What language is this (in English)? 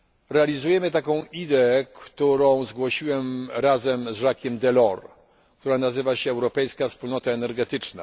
Polish